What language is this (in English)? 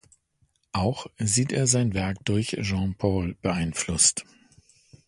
German